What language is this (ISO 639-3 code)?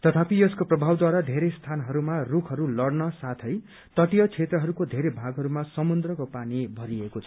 nep